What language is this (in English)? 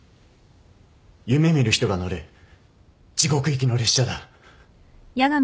Japanese